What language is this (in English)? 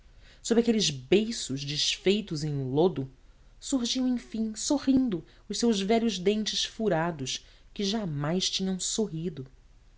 Portuguese